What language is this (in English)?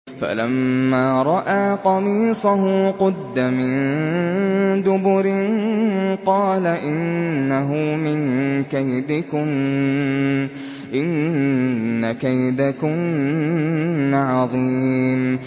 Arabic